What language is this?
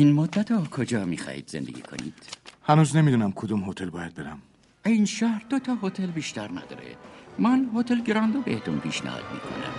Persian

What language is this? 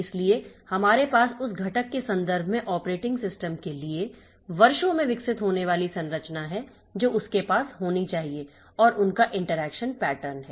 Hindi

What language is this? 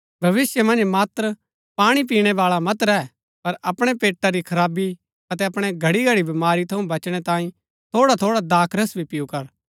Gaddi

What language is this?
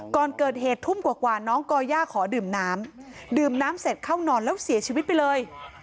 Thai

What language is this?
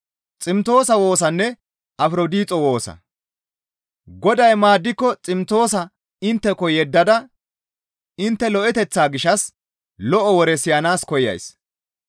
Gamo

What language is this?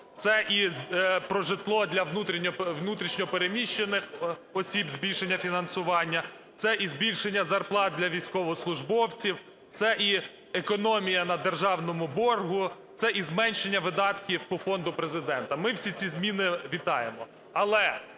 Ukrainian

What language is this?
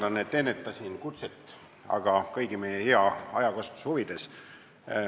Estonian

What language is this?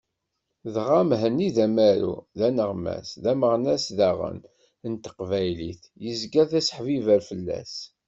Kabyle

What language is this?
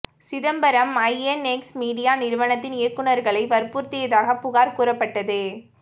Tamil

